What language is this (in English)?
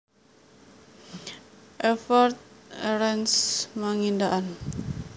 Javanese